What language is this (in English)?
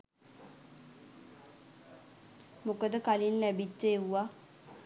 Sinhala